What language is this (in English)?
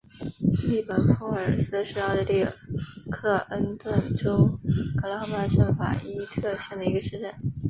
Chinese